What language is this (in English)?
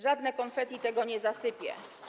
Polish